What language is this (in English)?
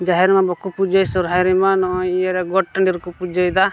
Santali